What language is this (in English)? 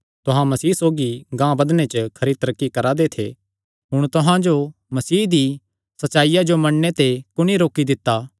Kangri